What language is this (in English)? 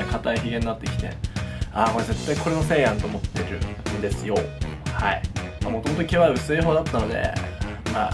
Japanese